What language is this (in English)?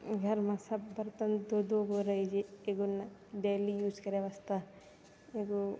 Maithili